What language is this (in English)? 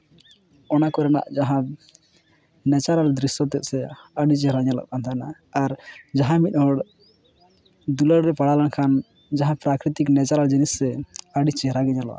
Santali